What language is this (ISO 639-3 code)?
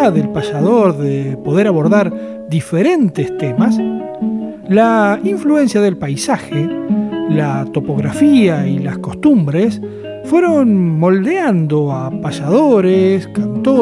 spa